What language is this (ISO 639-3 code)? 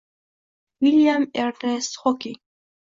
uzb